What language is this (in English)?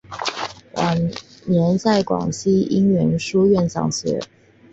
Chinese